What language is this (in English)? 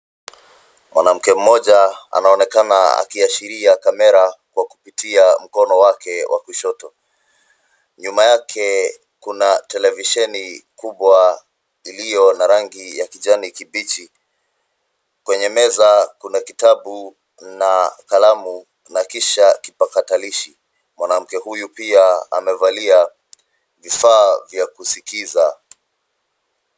Swahili